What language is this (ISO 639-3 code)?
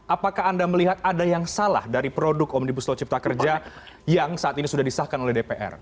ind